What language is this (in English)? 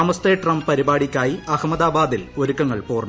Malayalam